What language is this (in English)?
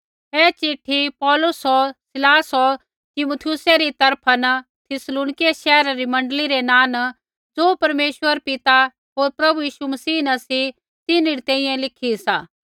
Kullu Pahari